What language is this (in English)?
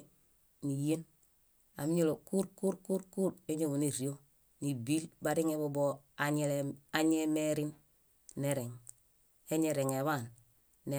Bayot